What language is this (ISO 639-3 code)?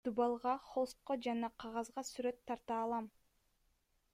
kir